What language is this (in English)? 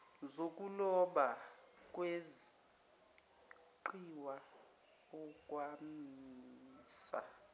Zulu